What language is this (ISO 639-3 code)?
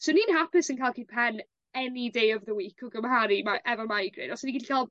cym